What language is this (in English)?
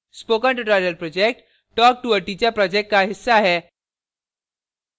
Hindi